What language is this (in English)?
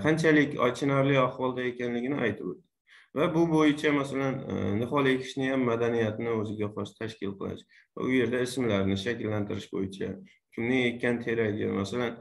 Turkish